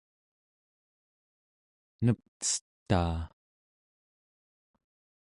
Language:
Central Yupik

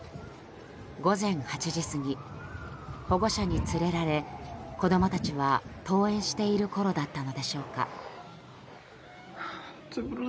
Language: Japanese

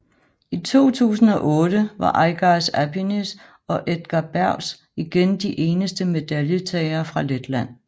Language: Danish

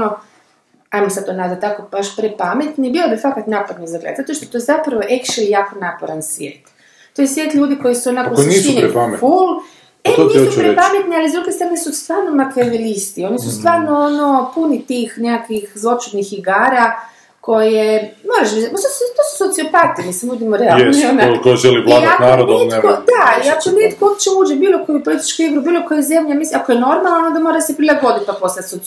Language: Croatian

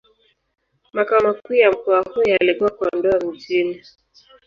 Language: Swahili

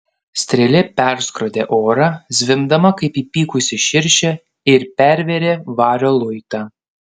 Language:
Lithuanian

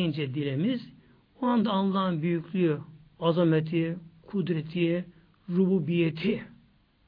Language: Turkish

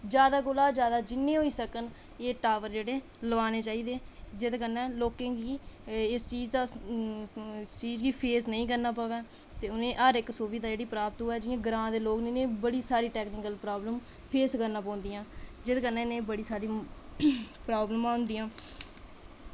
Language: Dogri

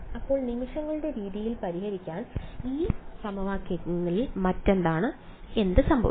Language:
Malayalam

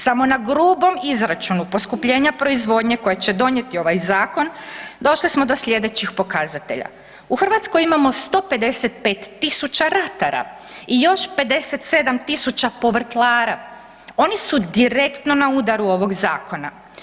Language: Croatian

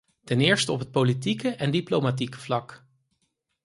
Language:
Dutch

